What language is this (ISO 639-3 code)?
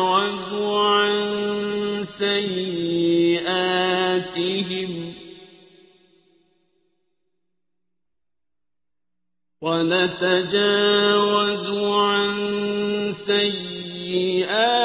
ara